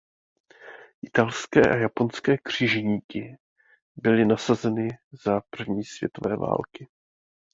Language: Czech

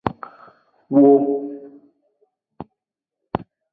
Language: Aja (Benin)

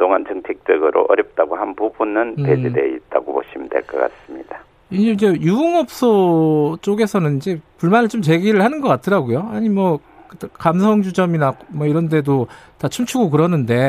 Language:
Korean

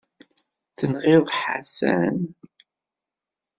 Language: Kabyle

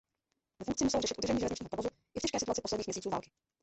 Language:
Czech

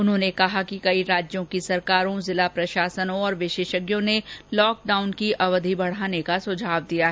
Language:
Hindi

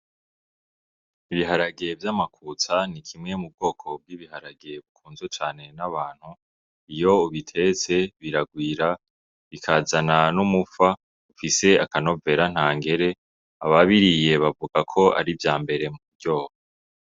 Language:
Rundi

